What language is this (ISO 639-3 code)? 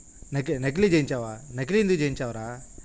tel